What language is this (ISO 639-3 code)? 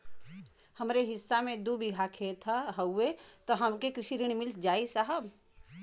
bho